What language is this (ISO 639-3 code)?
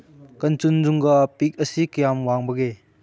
mni